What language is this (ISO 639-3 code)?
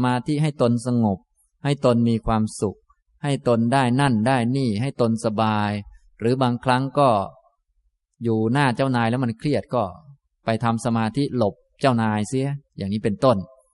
tha